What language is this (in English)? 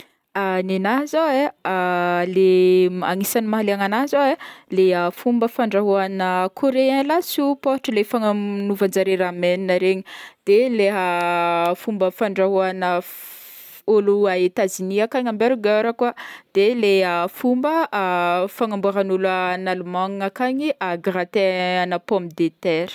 Northern Betsimisaraka Malagasy